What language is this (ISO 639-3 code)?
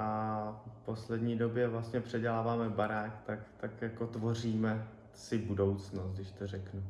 ces